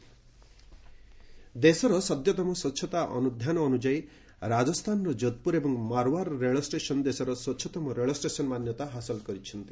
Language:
Odia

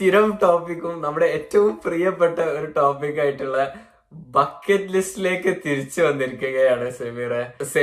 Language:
Malayalam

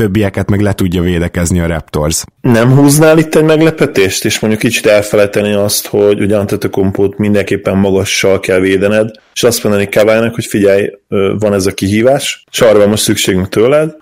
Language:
Hungarian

